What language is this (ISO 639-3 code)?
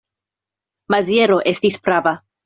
epo